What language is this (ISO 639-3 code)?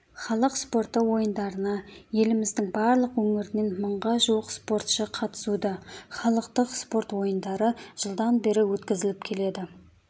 kaz